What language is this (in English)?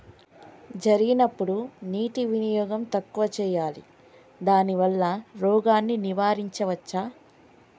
Telugu